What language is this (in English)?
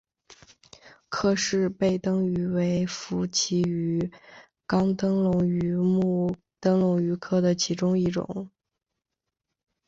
Chinese